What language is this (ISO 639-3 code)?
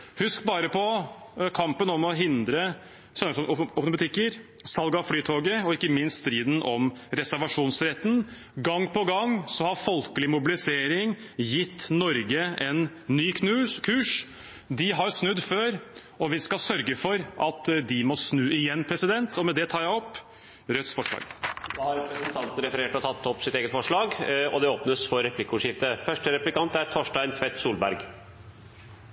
nor